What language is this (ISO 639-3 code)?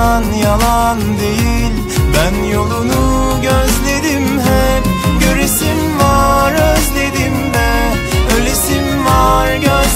tur